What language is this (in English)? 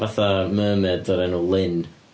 Welsh